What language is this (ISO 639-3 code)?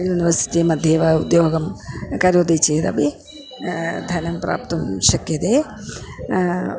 san